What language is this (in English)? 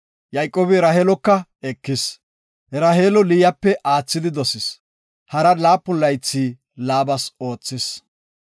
Gofa